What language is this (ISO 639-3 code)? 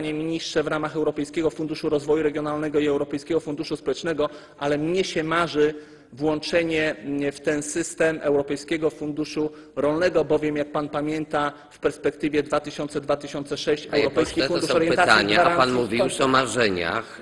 pol